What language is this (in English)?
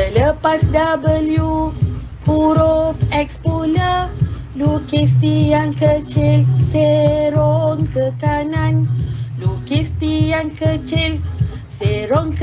Malay